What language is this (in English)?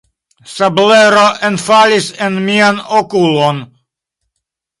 Esperanto